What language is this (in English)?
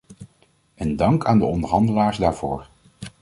Dutch